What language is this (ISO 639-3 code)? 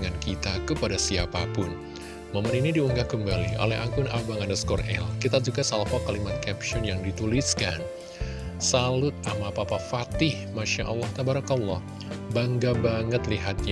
ind